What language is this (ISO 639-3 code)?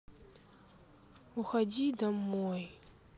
rus